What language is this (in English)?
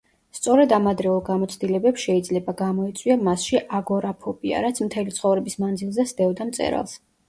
Georgian